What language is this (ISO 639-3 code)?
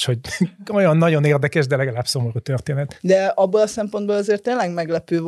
hun